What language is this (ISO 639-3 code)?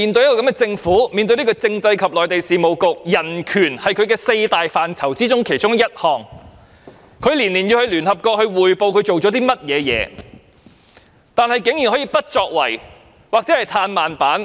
yue